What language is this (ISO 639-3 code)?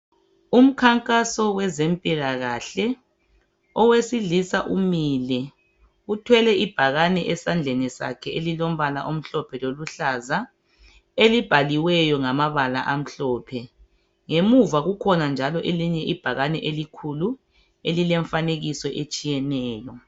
nde